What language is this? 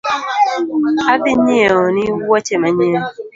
Luo (Kenya and Tanzania)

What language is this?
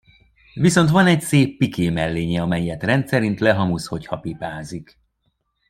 Hungarian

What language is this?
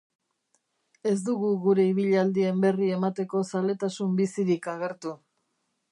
Basque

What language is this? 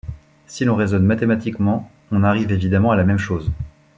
French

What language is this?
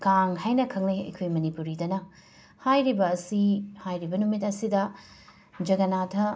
Manipuri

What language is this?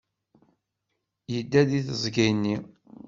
Kabyle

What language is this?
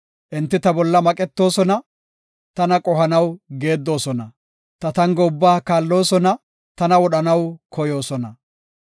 Gofa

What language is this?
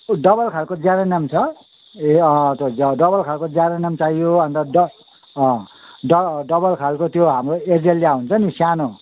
Nepali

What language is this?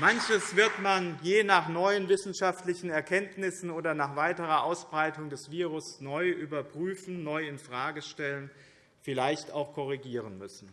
German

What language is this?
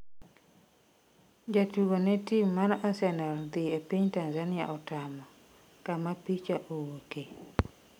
Luo (Kenya and Tanzania)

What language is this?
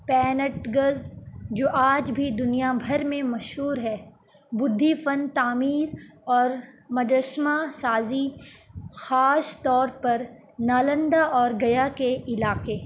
Urdu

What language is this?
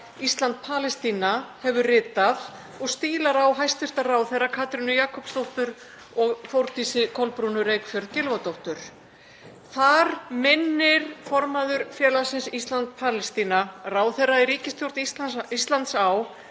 Icelandic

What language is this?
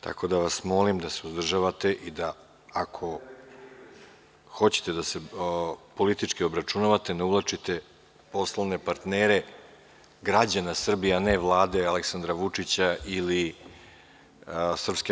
Serbian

